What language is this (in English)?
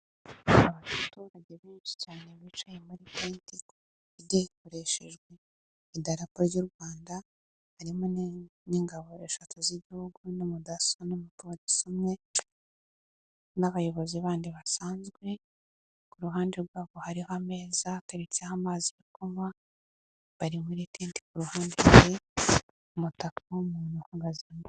Kinyarwanda